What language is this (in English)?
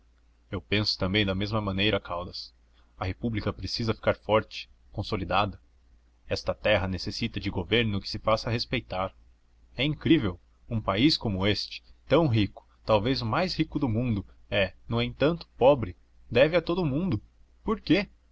Portuguese